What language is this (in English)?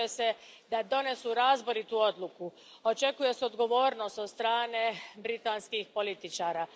Croatian